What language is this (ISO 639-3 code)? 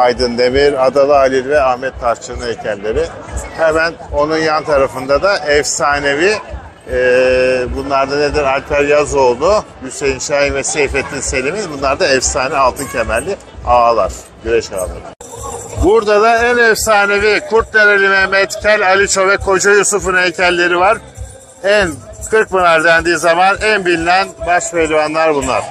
tur